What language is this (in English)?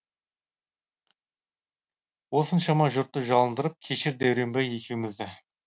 Kazakh